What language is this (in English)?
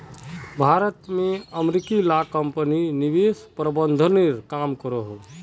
Magahi